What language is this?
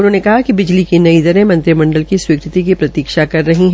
Hindi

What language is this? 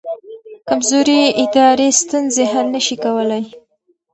Pashto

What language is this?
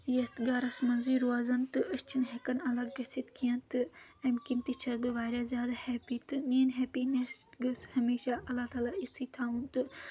Kashmiri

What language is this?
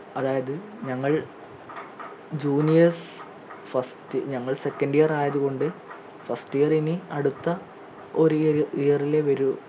Malayalam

